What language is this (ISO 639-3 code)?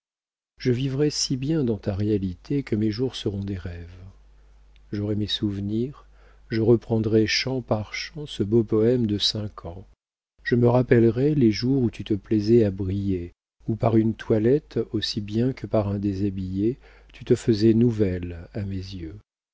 fra